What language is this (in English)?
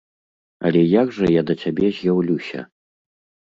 Belarusian